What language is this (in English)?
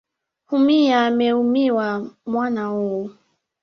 Swahili